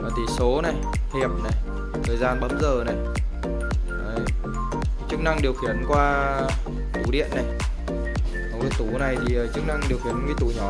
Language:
Vietnamese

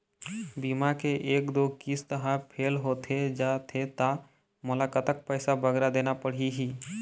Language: Chhattisgarhi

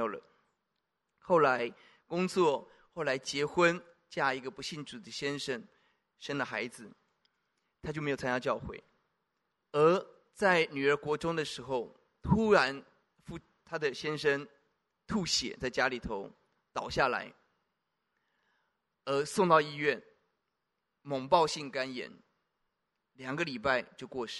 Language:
Chinese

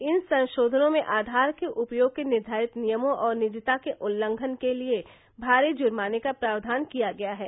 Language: Hindi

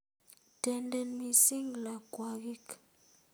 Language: Kalenjin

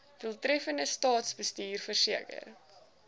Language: Afrikaans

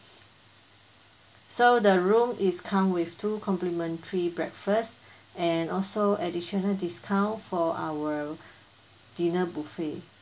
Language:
English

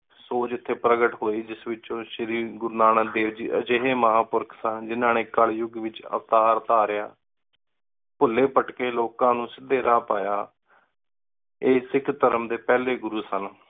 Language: Punjabi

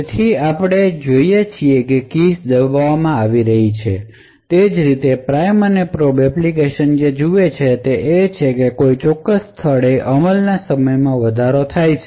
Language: Gujarati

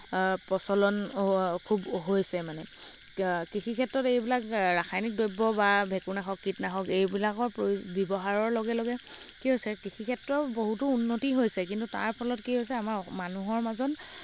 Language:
Assamese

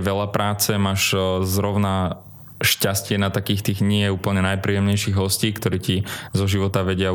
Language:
Slovak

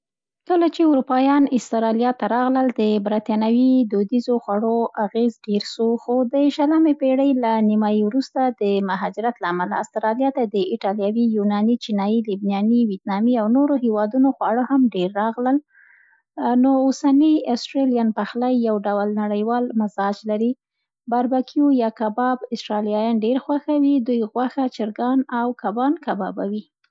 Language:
Central Pashto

